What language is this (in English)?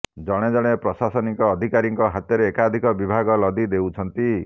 Odia